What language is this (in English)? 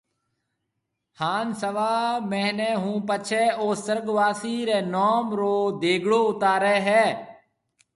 Marwari (Pakistan)